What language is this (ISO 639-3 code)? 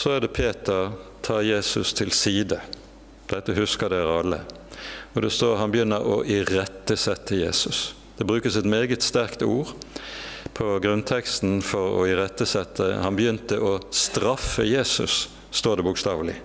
nor